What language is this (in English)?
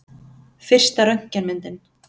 Icelandic